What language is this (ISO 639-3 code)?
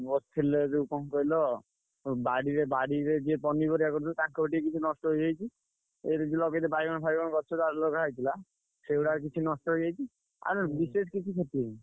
ori